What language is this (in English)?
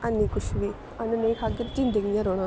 Dogri